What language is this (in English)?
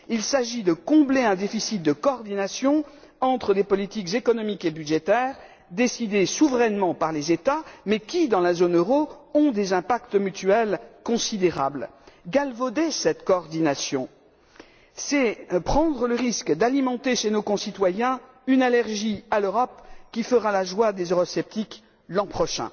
French